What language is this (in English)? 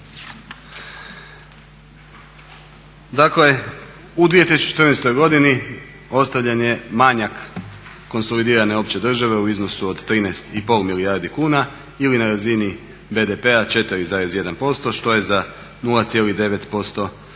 Croatian